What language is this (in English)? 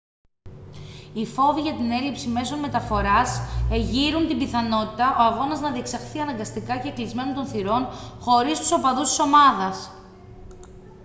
Greek